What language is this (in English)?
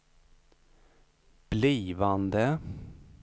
Swedish